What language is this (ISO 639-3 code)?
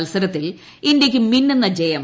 mal